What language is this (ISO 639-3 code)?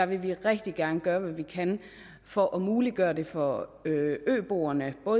dan